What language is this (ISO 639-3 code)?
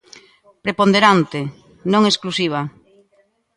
glg